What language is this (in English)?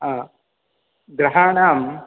Sanskrit